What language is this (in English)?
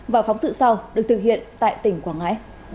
Vietnamese